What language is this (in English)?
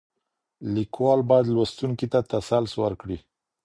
Pashto